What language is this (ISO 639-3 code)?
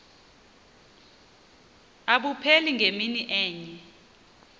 xho